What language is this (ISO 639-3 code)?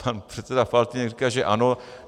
ces